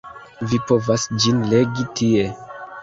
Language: Esperanto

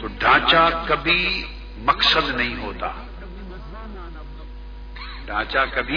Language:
Urdu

